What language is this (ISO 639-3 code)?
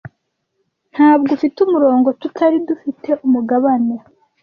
kin